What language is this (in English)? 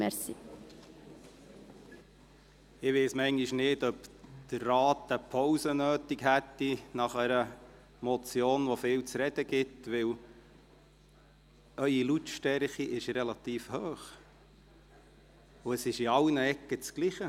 Swiss German